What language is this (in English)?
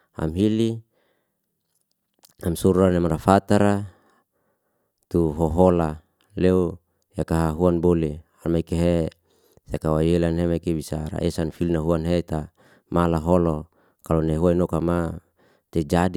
Liana-Seti